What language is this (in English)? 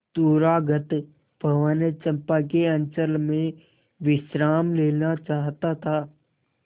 Hindi